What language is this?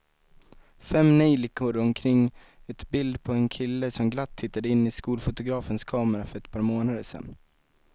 Swedish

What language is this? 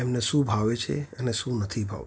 Gujarati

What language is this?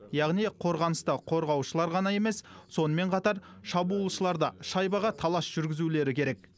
Kazakh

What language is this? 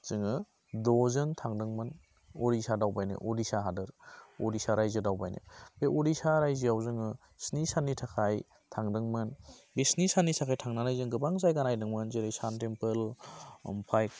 Bodo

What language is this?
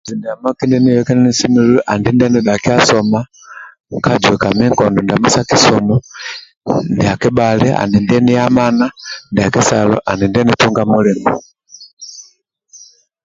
Amba (Uganda)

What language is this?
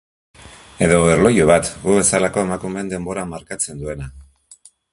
Basque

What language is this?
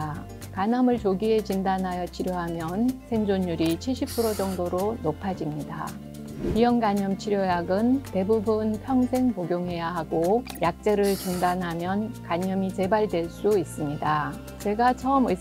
Korean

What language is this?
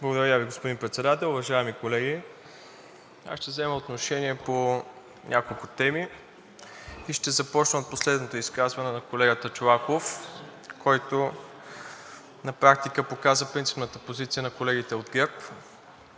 Bulgarian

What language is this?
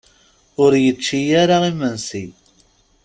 Kabyle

